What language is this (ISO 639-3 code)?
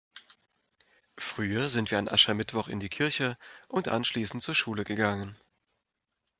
deu